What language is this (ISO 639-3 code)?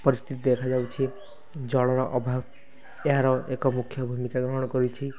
ori